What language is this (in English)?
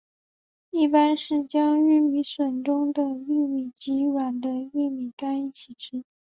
Chinese